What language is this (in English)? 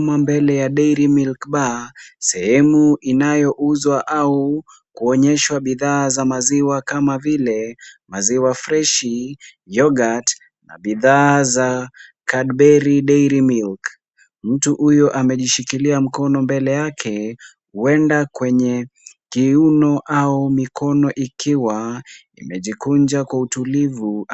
Swahili